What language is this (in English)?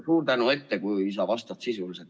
Estonian